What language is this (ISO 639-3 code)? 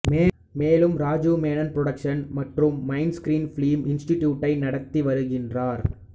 tam